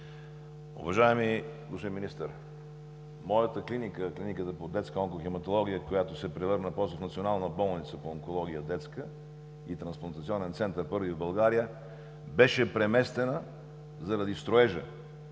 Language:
Bulgarian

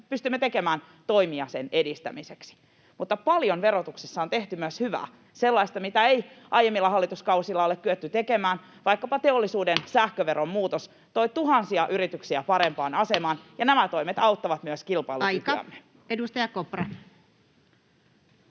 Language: Finnish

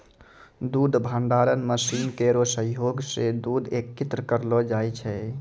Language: Maithili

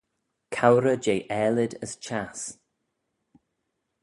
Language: Manx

